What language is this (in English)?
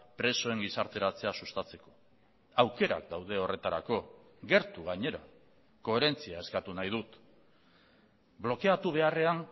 Basque